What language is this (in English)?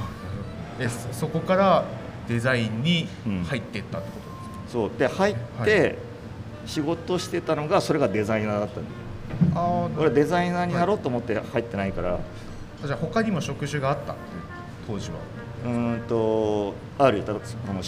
Japanese